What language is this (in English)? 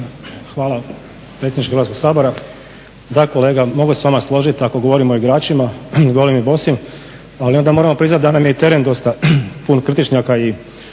Croatian